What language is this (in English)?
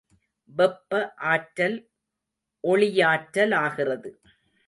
Tamil